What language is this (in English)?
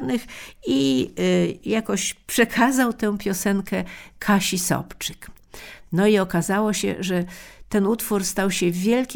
Polish